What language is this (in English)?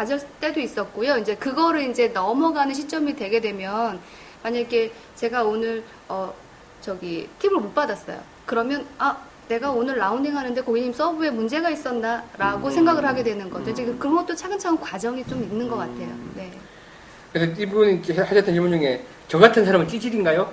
Korean